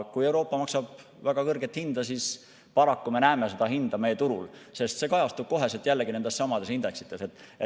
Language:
Estonian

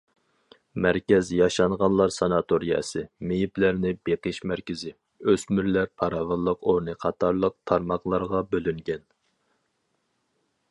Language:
Uyghur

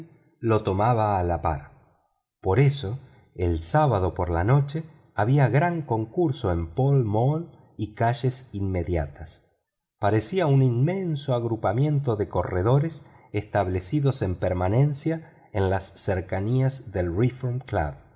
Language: Spanish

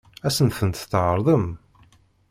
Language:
Kabyle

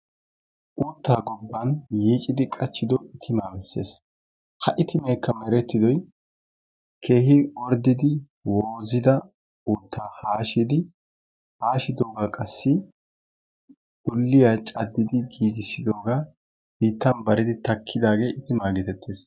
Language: Wolaytta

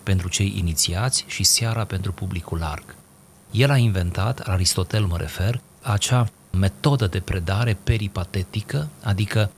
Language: Romanian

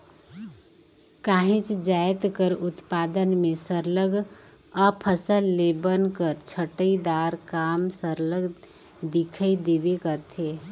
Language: Chhattisgarhi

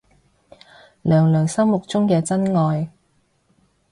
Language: Cantonese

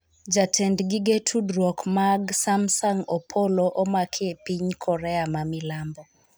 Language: Luo (Kenya and Tanzania)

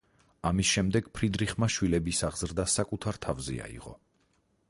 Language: Georgian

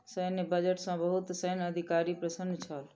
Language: Maithili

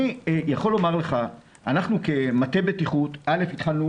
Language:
Hebrew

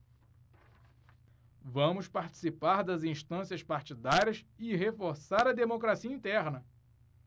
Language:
Portuguese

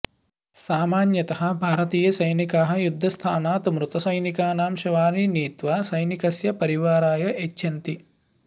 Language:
Sanskrit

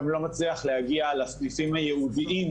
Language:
Hebrew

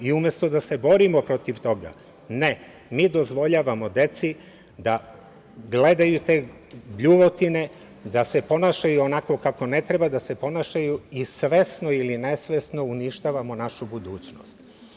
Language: Serbian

